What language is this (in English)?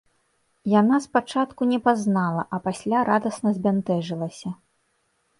Belarusian